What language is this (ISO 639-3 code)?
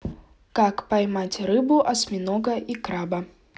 rus